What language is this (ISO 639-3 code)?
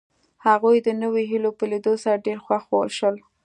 pus